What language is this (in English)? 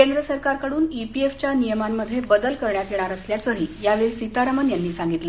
Marathi